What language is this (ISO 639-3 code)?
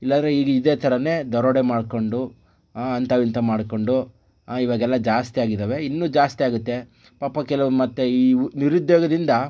kan